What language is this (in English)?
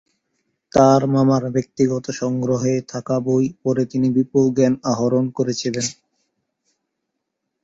Bangla